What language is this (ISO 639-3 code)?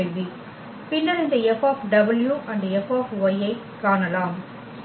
tam